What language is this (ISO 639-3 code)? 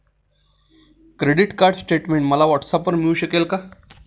mar